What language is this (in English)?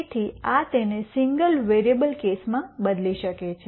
Gujarati